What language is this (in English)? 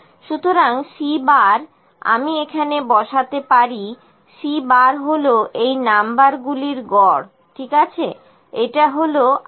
Bangla